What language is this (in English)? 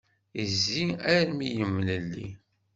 Kabyle